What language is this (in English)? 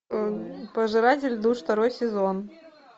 Russian